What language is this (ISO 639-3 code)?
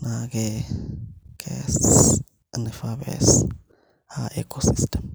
mas